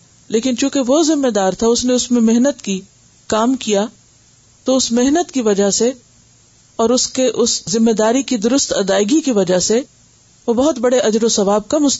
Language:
Urdu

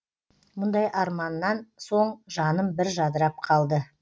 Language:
Kazakh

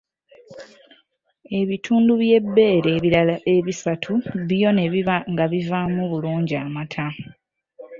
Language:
Ganda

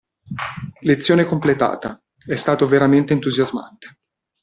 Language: Italian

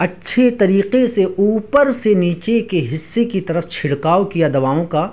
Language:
Urdu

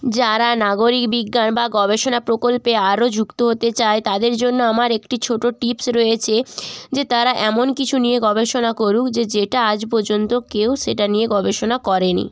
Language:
Bangla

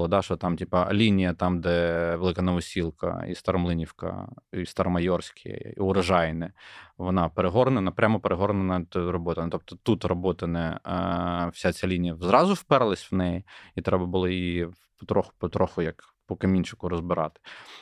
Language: Ukrainian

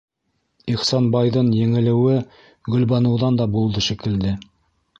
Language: Bashkir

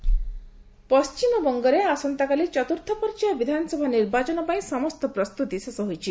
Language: Odia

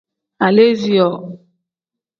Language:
Tem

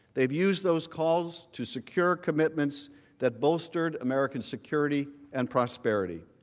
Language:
English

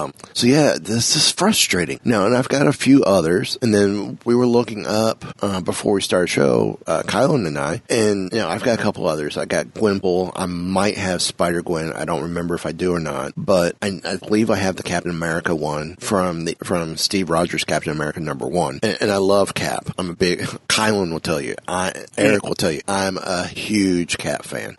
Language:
English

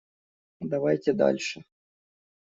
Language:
Russian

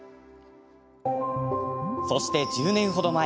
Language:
Japanese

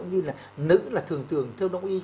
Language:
Vietnamese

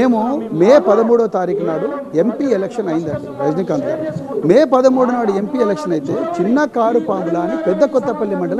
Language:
Telugu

